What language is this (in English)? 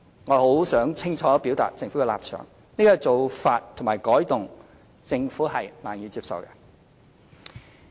Cantonese